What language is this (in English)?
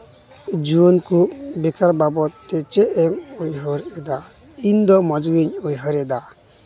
Santali